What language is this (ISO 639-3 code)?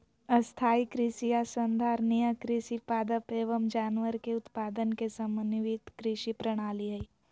mag